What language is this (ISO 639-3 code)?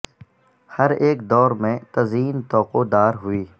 urd